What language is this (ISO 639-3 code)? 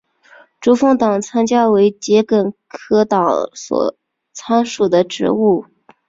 zho